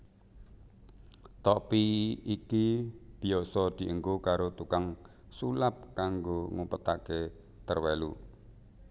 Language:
Javanese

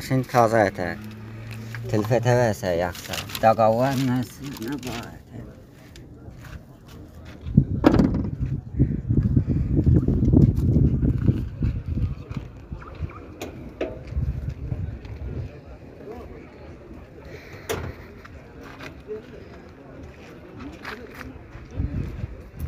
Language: Turkish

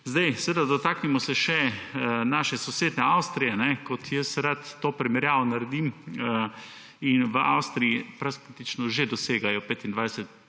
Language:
Slovenian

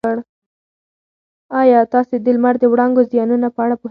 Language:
Pashto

